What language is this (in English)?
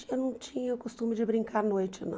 Portuguese